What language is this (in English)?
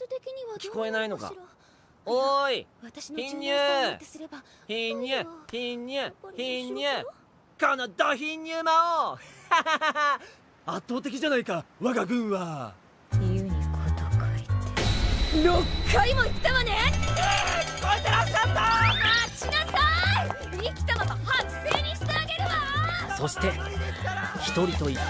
Japanese